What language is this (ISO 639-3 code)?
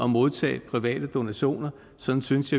dan